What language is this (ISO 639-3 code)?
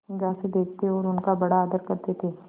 hin